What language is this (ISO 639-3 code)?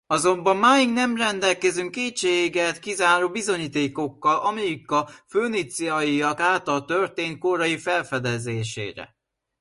hun